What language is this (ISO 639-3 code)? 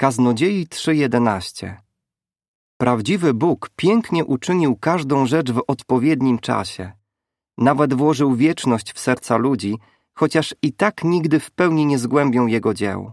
pol